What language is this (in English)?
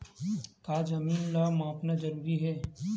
Chhattisgarhi